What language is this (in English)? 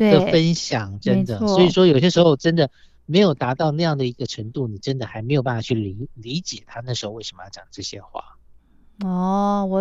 Chinese